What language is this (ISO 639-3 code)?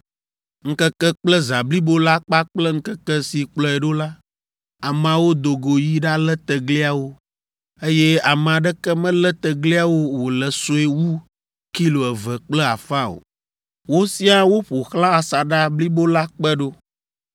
ewe